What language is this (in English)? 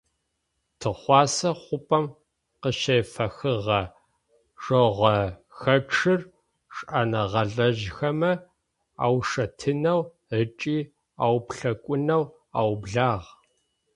Adyghe